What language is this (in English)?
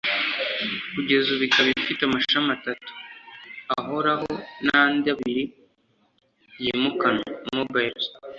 Kinyarwanda